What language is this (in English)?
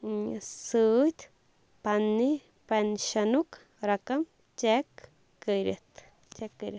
Kashmiri